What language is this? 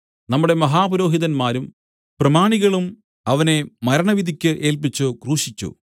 Malayalam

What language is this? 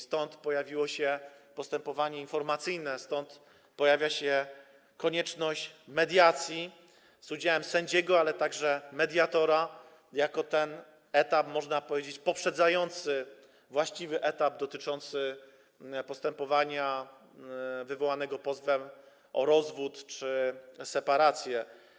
Polish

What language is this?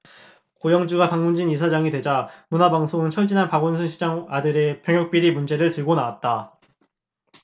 Korean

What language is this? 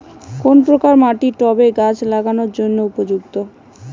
Bangla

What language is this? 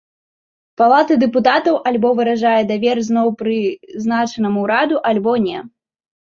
Belarusian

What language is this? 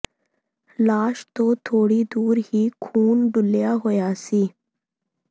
Punjabi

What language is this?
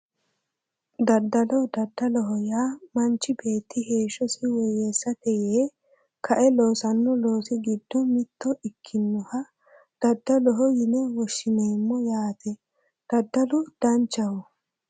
Sidamo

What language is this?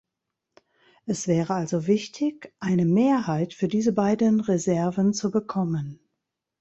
German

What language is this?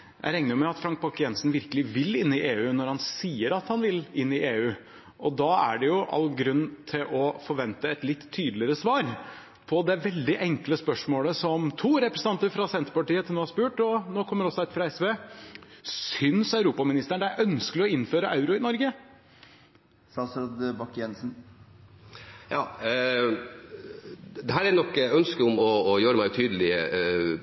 Norwegian Bokmål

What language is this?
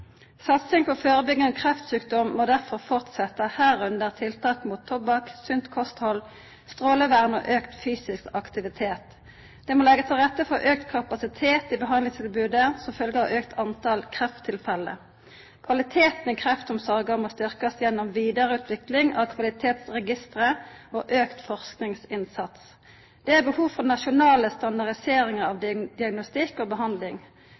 Norwegian Nynorsk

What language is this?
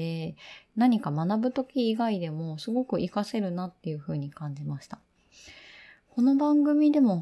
Japanese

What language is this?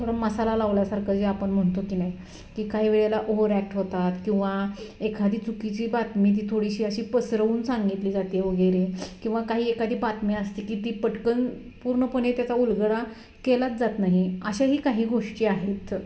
Marathi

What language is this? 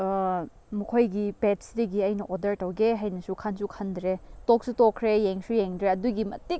Manipuri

